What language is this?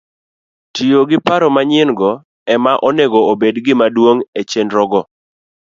Luo (Kenya and Tanzania)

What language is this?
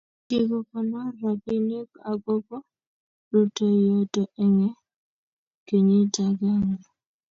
Kalenjin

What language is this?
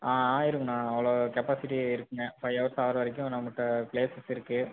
Tamil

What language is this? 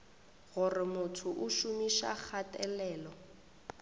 Northern Sotho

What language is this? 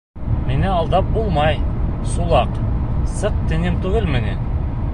Bashkir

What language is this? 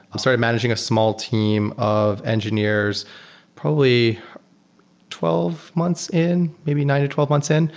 English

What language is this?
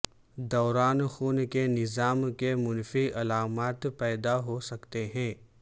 Urdu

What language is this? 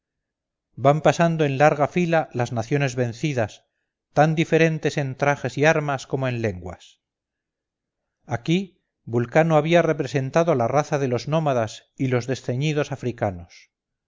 Spanish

